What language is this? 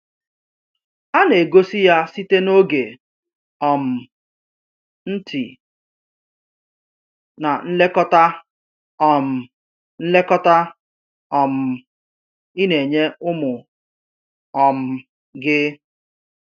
Igbo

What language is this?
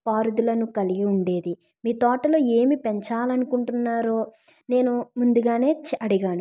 Telugu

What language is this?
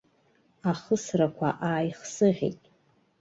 Abkhazian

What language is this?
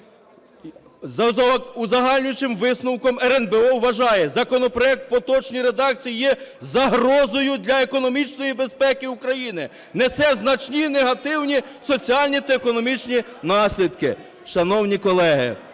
Ukrainian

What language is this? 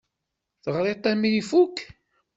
Kabyle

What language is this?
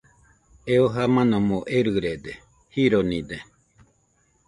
Nüpode Huitoto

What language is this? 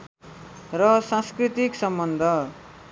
Nepali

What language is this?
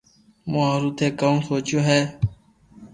Loarki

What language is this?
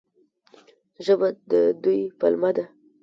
Pashto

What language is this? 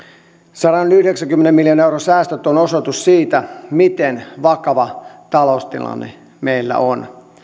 Finnish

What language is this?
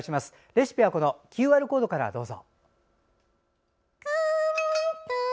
Japanese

